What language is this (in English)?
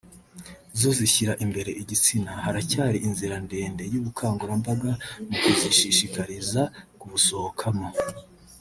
Kinyarwanda